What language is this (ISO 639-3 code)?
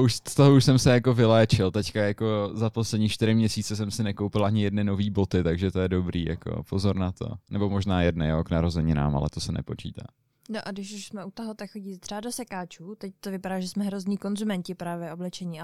ces